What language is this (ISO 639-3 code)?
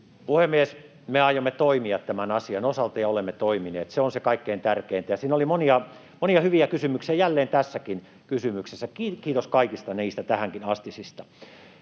fin